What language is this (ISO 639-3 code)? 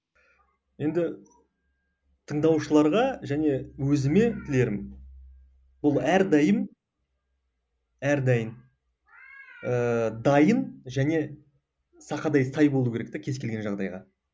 kaz